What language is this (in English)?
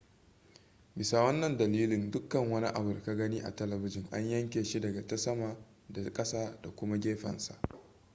Hausa